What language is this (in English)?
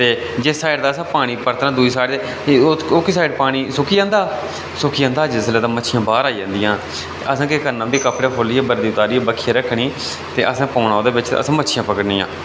Dogri